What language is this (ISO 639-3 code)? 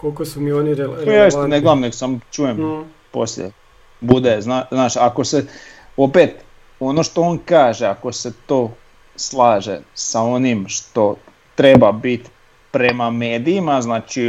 hrv